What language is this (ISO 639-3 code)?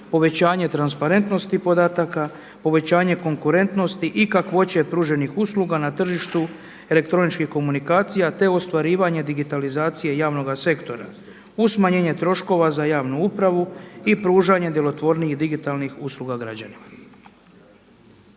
hrv